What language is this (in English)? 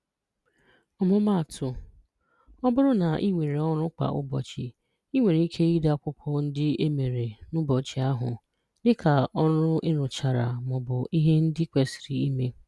Igbo